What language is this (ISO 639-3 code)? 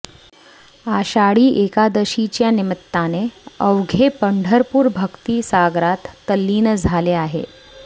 mar